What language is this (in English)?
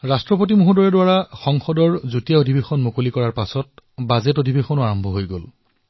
Assamese